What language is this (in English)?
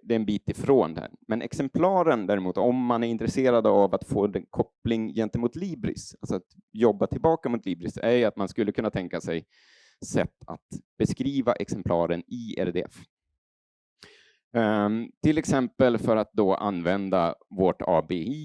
Swedish